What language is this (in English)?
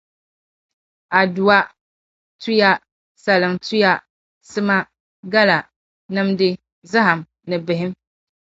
Dagbani